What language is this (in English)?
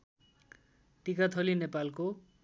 Nepali